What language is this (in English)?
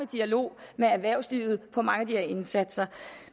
Danish